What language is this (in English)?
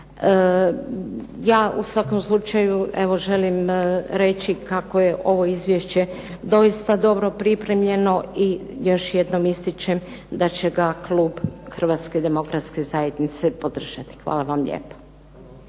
Croatian